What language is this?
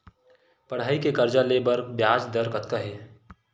Chhattisgarhi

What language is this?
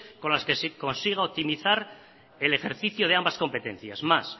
Spanish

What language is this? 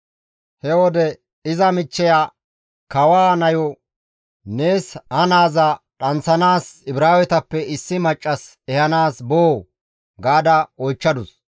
Gamo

